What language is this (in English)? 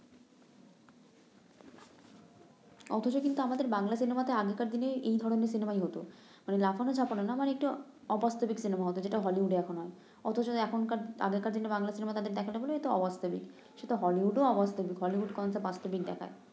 Bangla